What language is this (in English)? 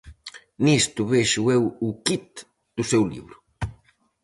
Galician